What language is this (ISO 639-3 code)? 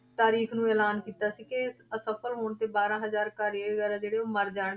pan